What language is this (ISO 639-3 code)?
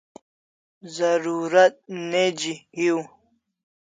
kls